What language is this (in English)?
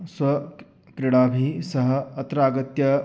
Sanskrit